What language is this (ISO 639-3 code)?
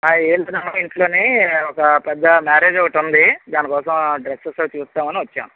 tel